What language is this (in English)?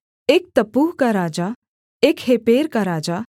Hindi